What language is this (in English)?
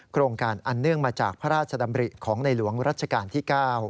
Thai